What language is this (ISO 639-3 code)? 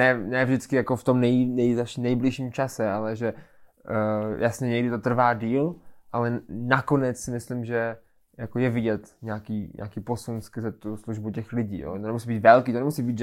ces